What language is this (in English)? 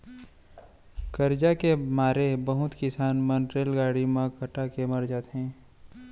Chhattisgarhi